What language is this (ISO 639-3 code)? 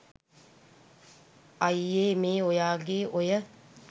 sin